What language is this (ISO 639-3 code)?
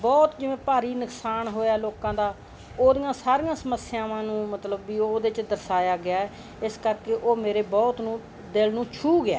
pan